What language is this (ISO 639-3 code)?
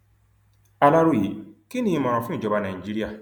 yor